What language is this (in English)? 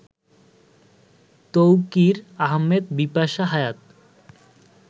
Bangla